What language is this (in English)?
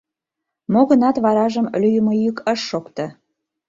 Mari